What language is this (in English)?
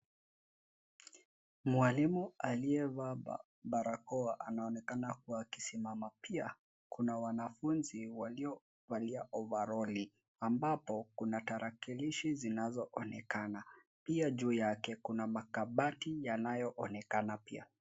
Swahili